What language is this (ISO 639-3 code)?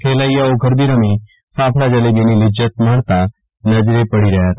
guj